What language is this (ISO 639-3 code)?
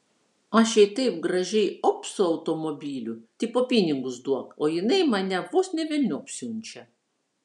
lit